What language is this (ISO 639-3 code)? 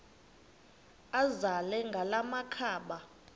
xho